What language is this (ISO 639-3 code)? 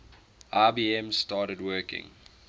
eng